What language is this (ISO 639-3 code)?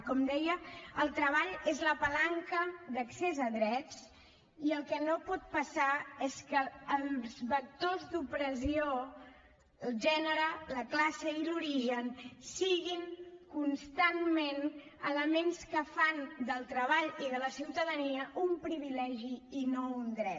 cat